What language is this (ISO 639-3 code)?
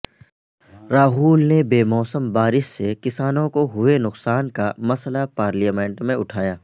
urd